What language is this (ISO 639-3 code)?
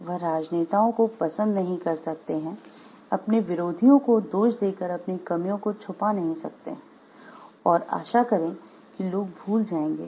hin